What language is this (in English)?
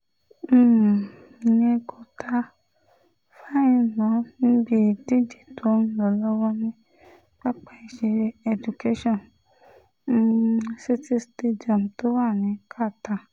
Yoruba